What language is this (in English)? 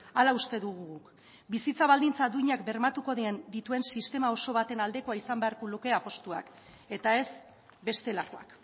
Basque